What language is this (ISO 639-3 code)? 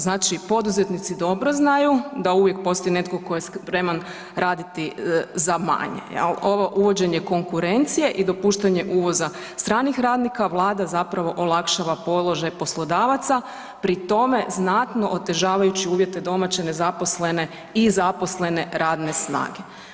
hrv